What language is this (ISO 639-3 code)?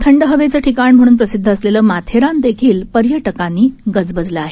mar